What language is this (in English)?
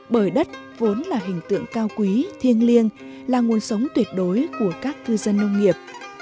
Vietnamese